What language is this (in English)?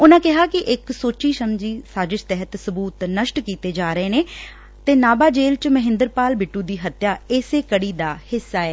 Punjabi